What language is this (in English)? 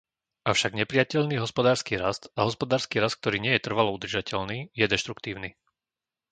Slovak